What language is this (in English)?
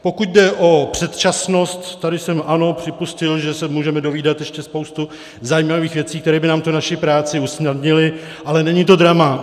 Czech